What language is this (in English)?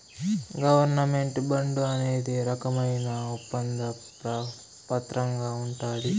Telugu